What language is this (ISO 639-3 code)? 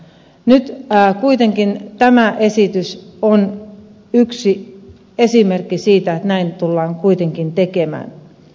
fin